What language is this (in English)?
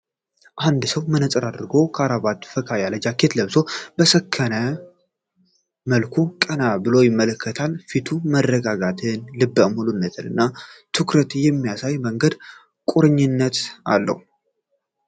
Amharic